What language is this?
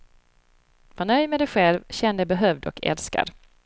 Swedish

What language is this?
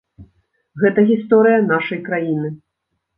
Belarusian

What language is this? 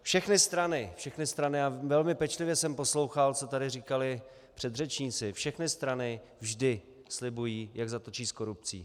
Czech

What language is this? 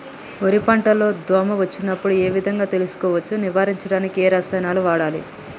Telugu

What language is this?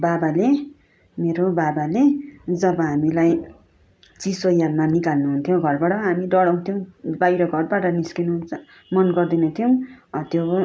Nepali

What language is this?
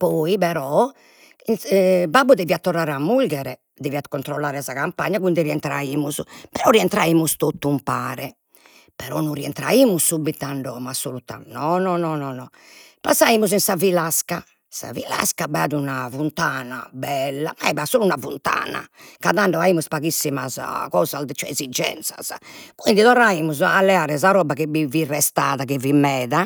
Sardinian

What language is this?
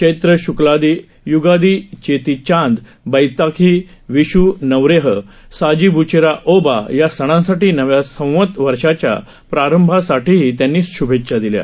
Marathi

